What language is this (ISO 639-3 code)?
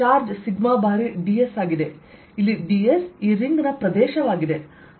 kan